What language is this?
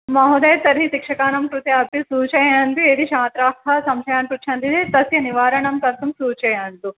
Sanskrit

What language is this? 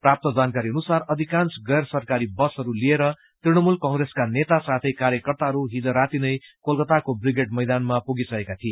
Nepali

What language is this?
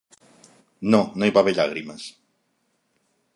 Catalan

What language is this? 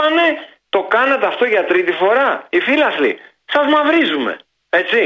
Greek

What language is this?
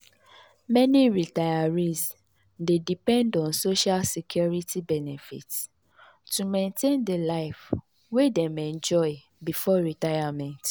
Nigerian Pidgin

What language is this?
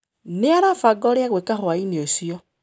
Kikuyu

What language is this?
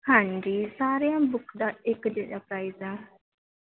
Punjabi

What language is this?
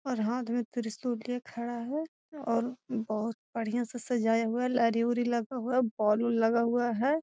Magahi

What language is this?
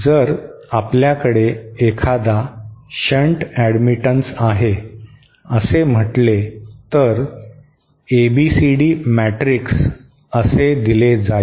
Marathi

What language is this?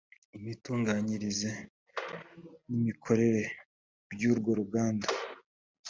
Kinyarwanda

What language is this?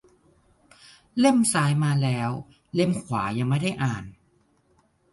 Thai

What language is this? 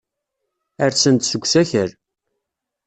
Kabyle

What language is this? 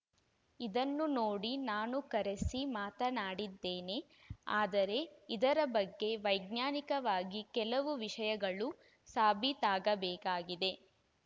Kannada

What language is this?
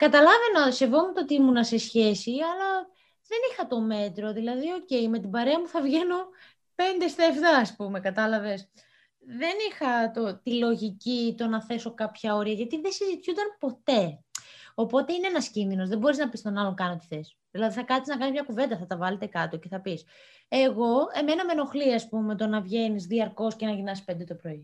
Greek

